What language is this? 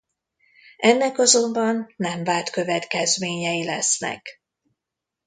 Hungarian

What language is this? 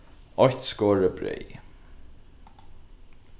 Faroese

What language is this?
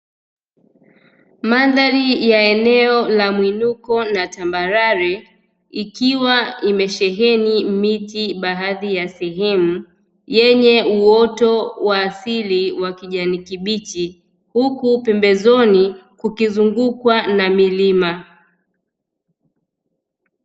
Swahili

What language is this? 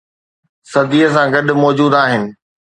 Sindhi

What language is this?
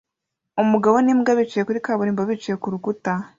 Kinyarwanda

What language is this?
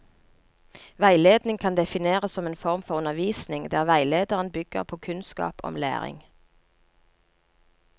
Norwegian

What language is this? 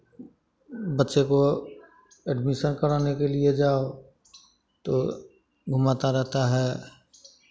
Hindi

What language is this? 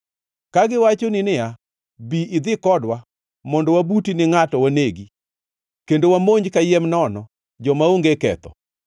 Luo (Kenya and Tanzania)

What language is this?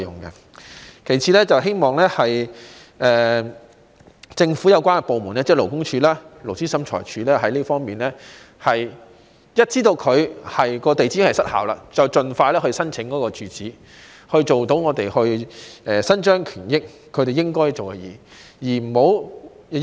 Cantonese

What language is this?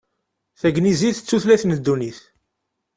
Kabyle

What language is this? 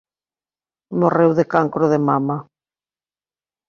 Galician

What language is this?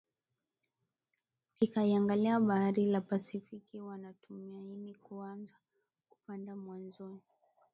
Swahili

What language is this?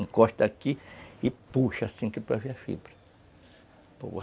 Portuguese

